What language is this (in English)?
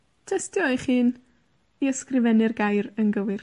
Welsh